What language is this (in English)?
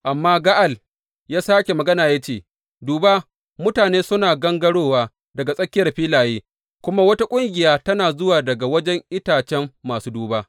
Hausa